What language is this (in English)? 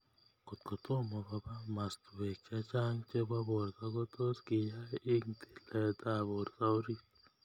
Kalenjin